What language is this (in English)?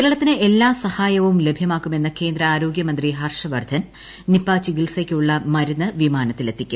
Malayalam